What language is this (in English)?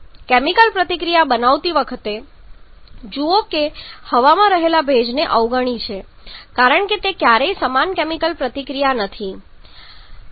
Gujarati